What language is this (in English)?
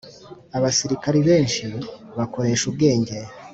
Kinyarwanda